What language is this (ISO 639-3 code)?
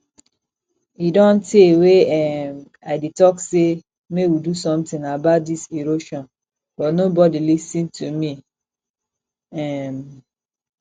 pcm